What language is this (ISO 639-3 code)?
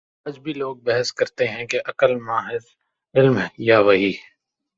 urd